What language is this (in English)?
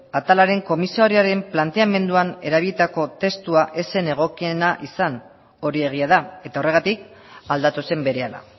Basque